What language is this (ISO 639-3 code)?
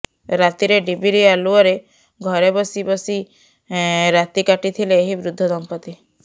ori